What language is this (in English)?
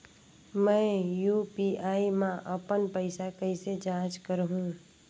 Chhattisgarhi